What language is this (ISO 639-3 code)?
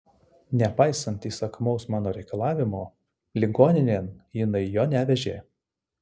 lit